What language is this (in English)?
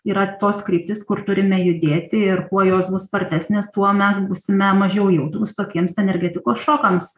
Lithuanian